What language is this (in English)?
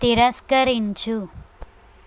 Telugu